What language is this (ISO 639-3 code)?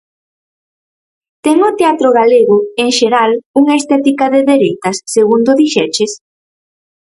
glg